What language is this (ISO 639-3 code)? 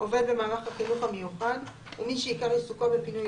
heb